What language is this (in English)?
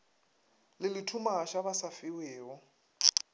Northern Sotho